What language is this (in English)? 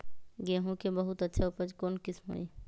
Magahi